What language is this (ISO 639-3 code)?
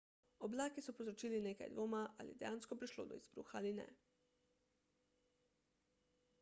slv